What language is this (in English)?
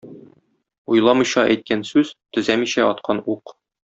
Tatar